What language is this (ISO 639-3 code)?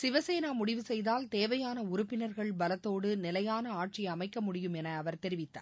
tam